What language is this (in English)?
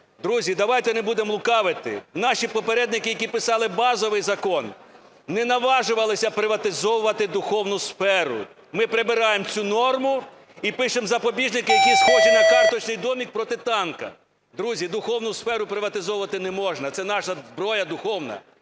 Ukrainian